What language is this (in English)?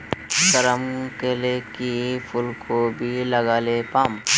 Magahi